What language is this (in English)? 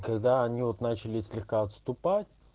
Russian